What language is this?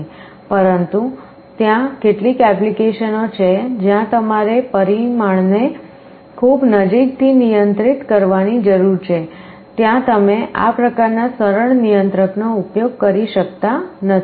Gujarati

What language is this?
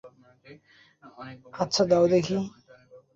Bangla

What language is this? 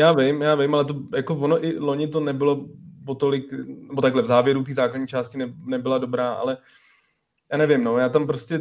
Czech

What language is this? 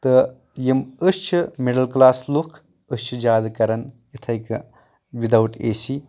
Kashmiri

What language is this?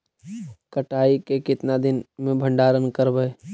Magahi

